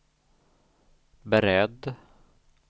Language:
Swedish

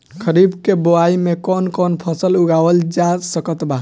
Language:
Bhojpuri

